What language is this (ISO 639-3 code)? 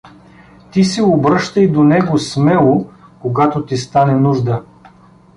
bul